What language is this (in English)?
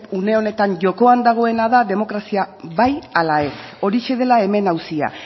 Basque